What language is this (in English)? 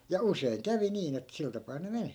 Finnish